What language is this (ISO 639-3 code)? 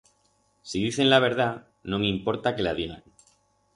arg